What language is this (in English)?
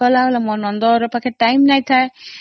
Odia